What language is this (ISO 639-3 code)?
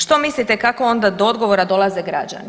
hrv